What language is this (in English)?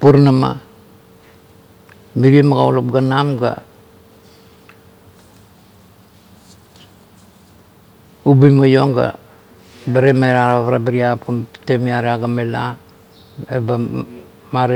Kuot